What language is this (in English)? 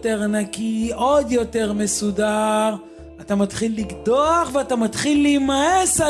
Hebrew